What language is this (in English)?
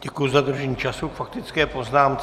Czech